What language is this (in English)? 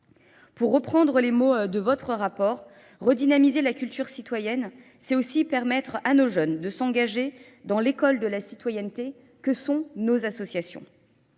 French